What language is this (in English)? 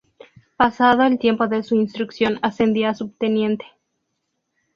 Spanish